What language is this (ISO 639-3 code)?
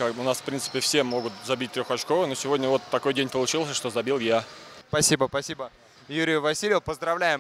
rus